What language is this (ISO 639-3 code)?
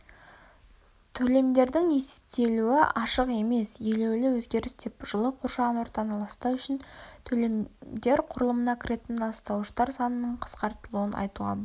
kaz